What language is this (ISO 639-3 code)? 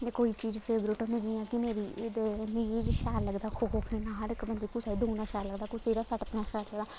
doi